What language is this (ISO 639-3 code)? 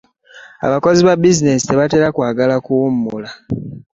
lug